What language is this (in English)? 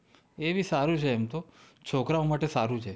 Gujarati